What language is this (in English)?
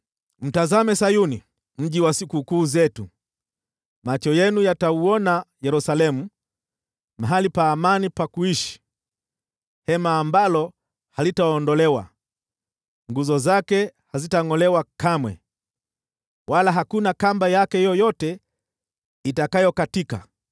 Swahili